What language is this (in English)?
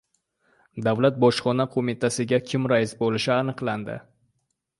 Uzbek